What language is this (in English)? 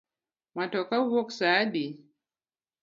Luo (Kenya and Tanzania)